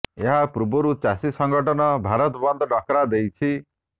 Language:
Odia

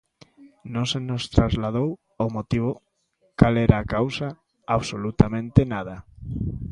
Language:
Galician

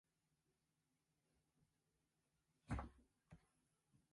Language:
Japanese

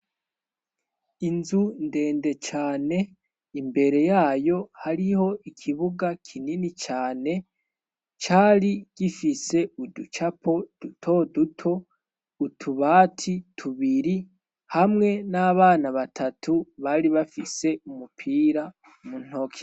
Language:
Rundi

